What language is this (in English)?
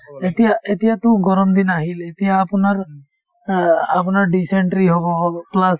Assamese